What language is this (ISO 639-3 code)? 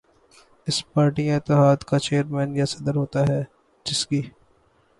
urd